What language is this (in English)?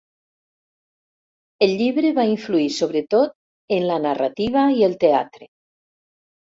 Catalan